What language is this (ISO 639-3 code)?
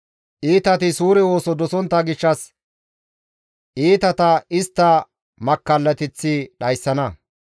gmv